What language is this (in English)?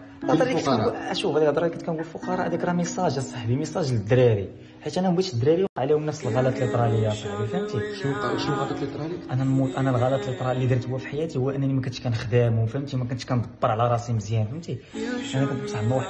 Arabic